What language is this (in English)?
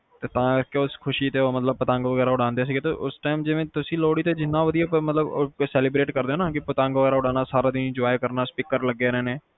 Punjabi